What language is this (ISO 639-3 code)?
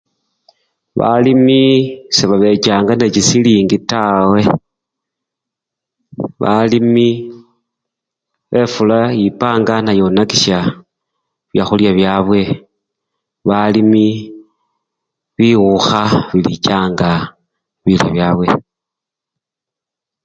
luy